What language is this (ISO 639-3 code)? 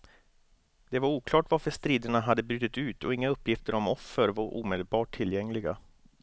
swe